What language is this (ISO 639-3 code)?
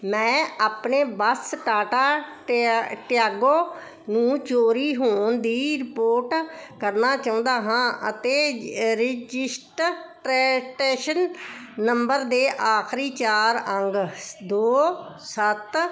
pan